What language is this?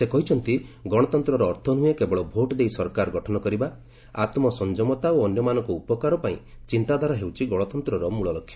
Odia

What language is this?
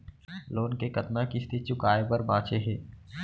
Chhattisgarhi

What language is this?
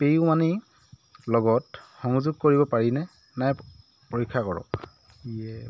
Assamese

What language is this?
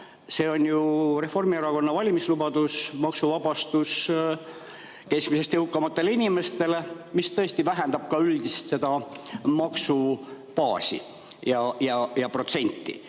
Estonian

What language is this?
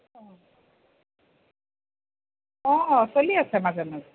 Assamese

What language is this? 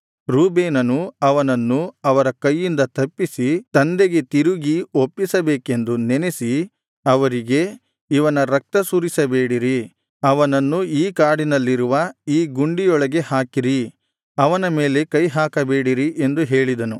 Kannada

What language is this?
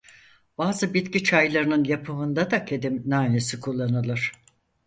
Turkish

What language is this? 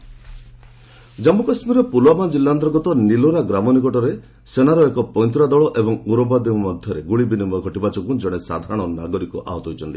Odia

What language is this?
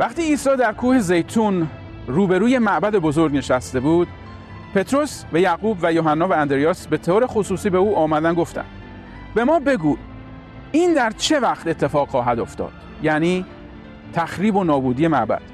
Persian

